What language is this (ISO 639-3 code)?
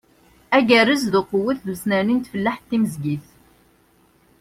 kab